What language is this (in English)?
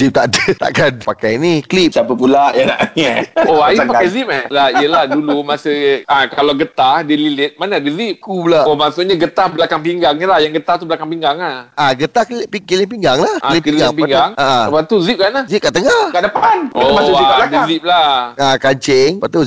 Malay